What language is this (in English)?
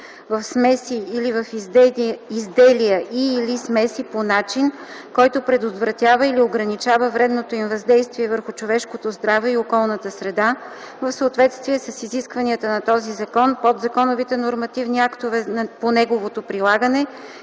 Bulgarian